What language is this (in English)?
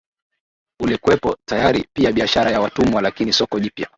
Swahili